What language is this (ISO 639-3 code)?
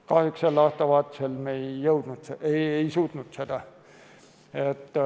est